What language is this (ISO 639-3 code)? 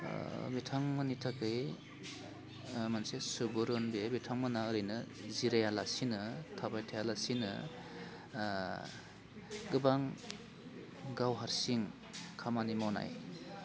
brx